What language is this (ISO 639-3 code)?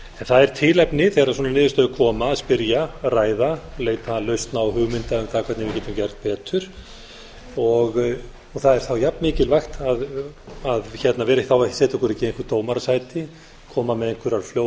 isl